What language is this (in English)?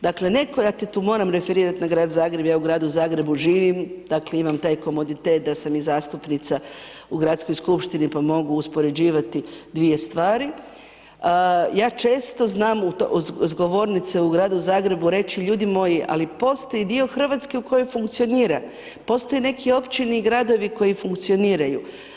Croatian